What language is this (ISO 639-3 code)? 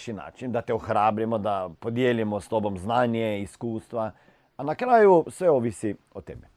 hrv